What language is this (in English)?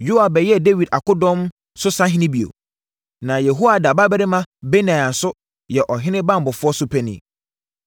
Akan